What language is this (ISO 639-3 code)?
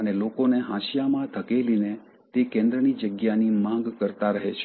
guj